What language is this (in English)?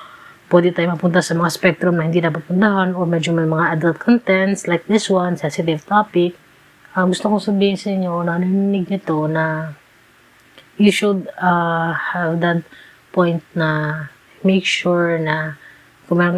Filipino